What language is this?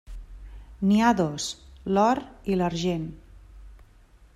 Catalan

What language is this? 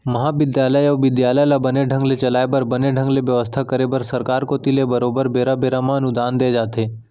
Chhattisgarhi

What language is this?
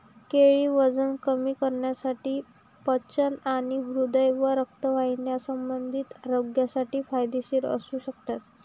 Marathi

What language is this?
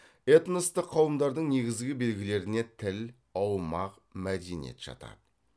Kazakh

